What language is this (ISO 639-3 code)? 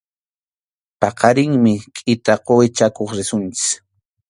qxu